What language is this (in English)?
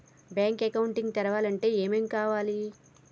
Telugu